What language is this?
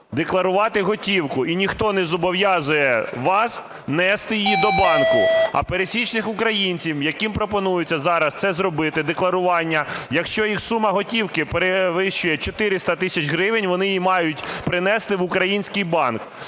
Ukrainian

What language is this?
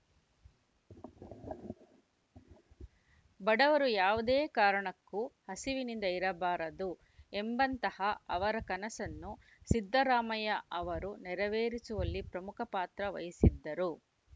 Kannada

